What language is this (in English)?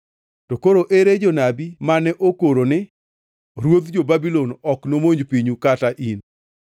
Luo (Kenya and Tanzania)